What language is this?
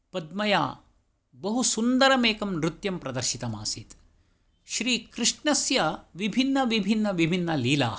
Sanskrit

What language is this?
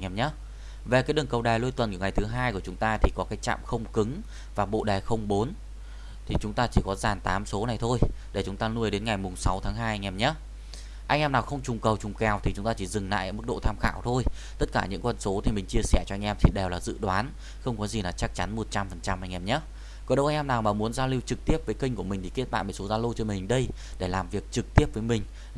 Vietnamese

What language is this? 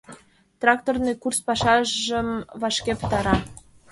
Mari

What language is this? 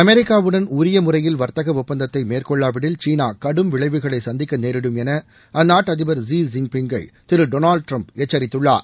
Tamil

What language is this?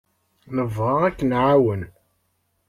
Kabyle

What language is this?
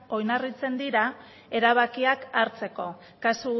Basque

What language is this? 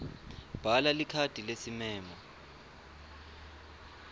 Swati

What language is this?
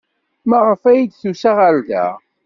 Kabyle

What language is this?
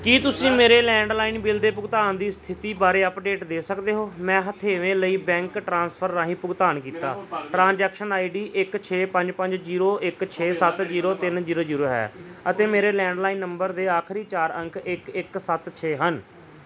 Punjabi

